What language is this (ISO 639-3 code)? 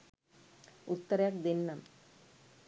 sin